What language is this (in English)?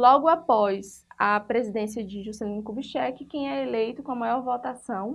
Portuguese